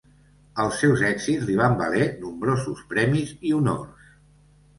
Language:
Catalan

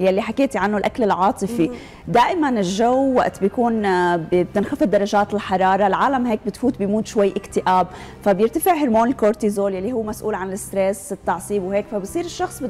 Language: Arabic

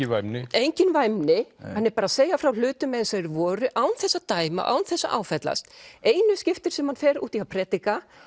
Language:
Icelandic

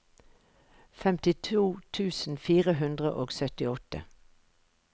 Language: Norwegian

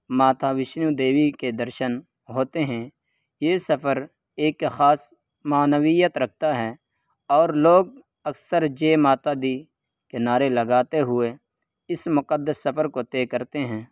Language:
Urdu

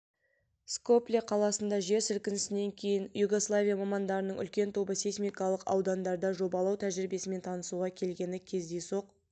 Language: Kazakh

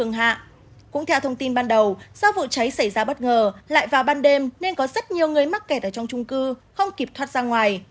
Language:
Vietnamese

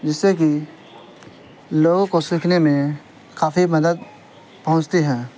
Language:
Urdu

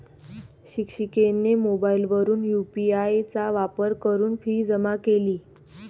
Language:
Marathi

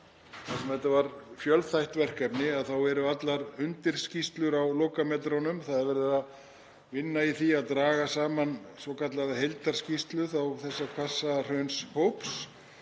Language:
Icelandic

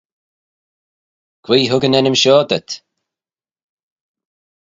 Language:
Manx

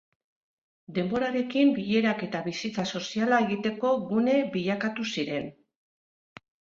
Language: Basque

